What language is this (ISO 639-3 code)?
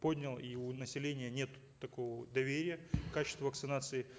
kaz